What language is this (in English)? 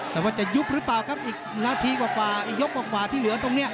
Thai